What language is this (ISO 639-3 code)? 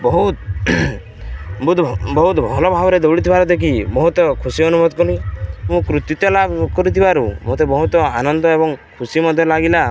ori